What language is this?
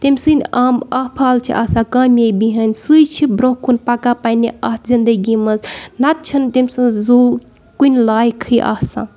Kashmiri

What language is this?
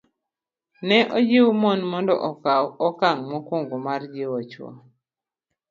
Luo (Kenya and Tanzania)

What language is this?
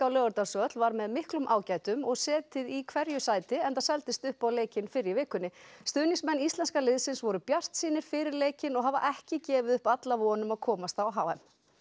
Icelandic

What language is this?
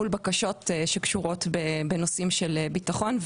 Hebrew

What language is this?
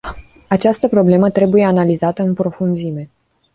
Romanian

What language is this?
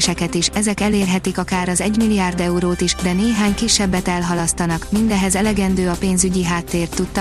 Hungarian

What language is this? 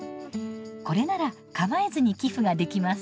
Japanese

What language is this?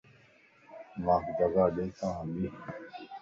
Lasi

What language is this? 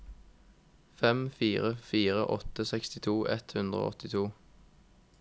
Norwegian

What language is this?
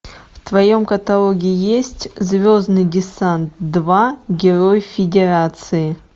Russian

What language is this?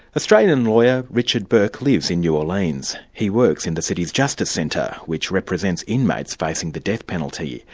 English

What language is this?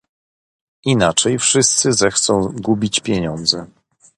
Polish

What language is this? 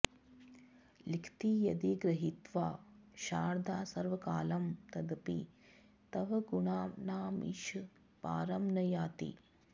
Sanskrit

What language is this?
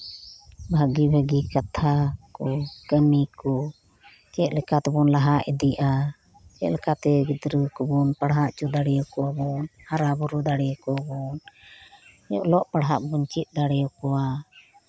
Santali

